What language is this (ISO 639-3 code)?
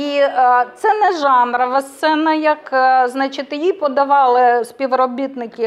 ukr